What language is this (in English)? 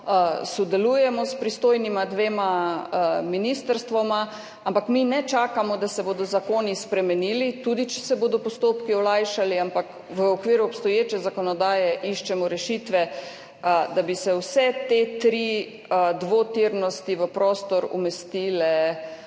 Slovenian